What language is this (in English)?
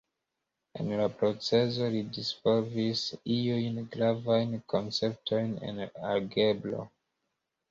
Esperanto